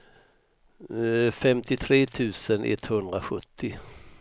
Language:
Swedish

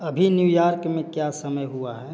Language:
Hindi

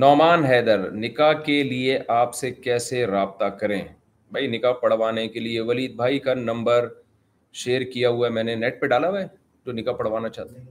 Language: Urdu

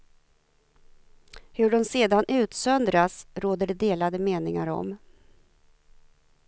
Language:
Swedish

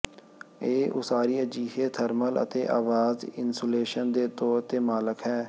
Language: Punjabi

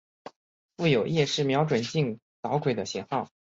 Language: Chinese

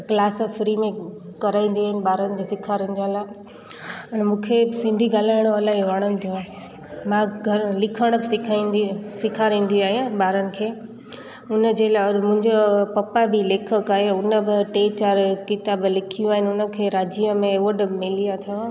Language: Sindhi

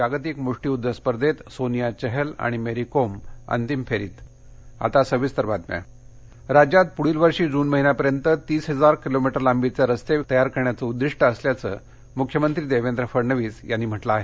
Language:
Marathi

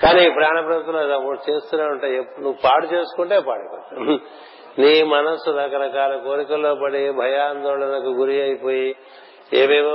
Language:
Telugu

